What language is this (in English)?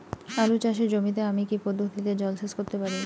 Bangla